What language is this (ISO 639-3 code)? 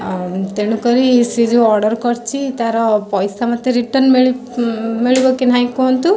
ori